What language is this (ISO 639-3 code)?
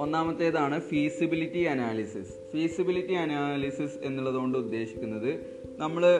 mal